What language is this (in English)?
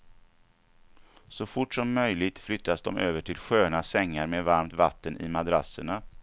Swedish